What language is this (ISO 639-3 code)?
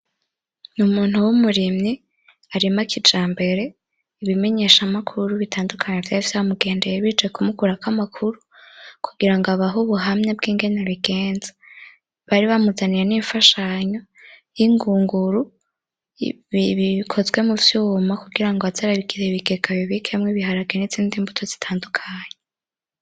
run